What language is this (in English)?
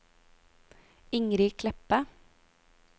Norwegian